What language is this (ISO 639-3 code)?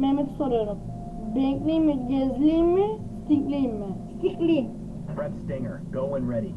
tur